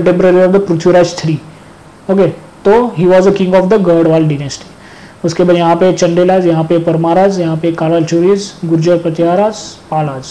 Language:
Hindi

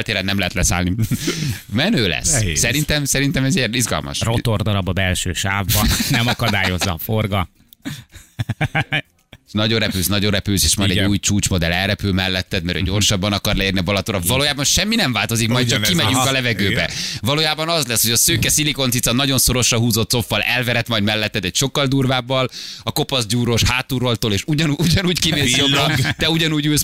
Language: Hungarian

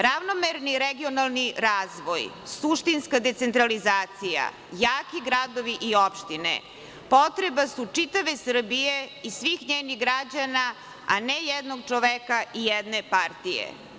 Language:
Serbian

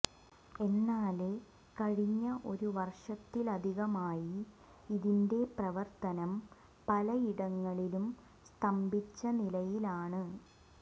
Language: Malayalam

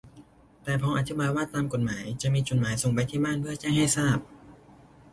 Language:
Thai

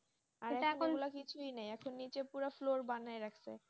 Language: Bangla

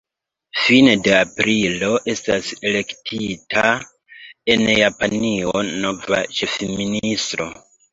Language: Esperanto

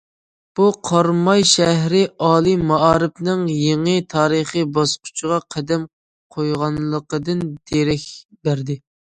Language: Uyghur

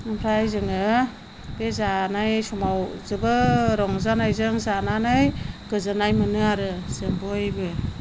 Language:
Bodo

